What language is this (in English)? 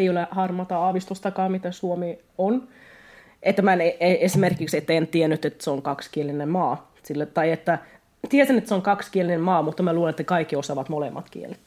Finnish